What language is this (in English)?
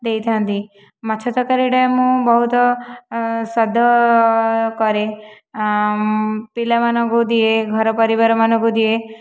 Odia